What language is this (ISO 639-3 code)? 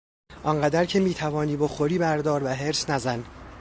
fas